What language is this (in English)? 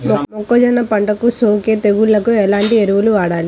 Telugu